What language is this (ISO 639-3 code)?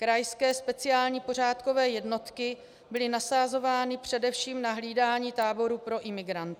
ces